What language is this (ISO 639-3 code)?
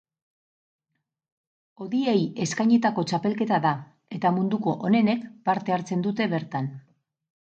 eus